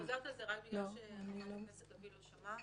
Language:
Hebrew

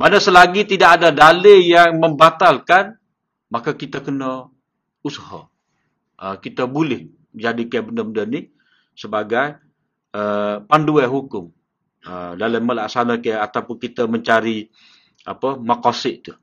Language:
Malay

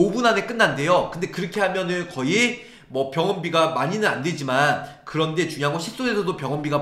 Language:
Korean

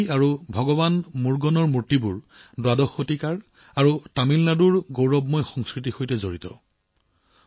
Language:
Assamese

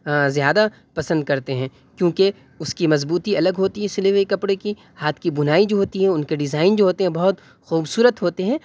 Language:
Urdu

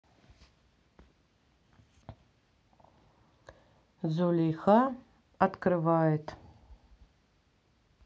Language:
Russian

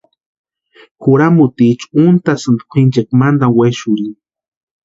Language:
Western Highland Purepecha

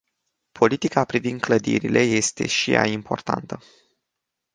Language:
Romanian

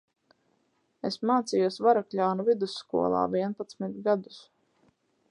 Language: Latvian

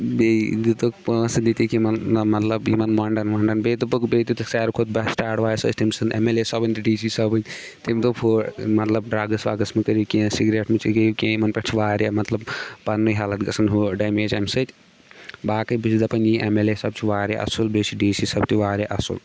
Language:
Kashmiri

